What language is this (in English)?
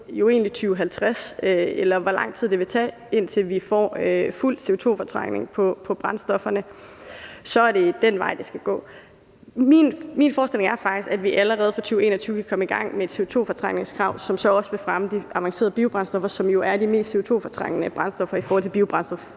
Danish